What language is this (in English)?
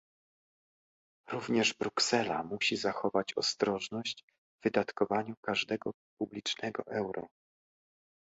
Polish